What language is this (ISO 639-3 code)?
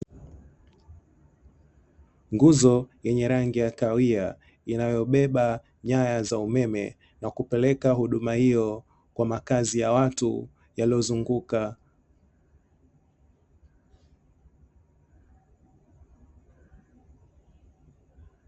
swa